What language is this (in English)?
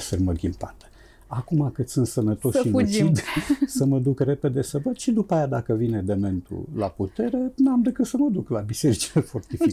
Romanian